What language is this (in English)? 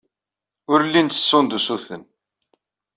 Kabyle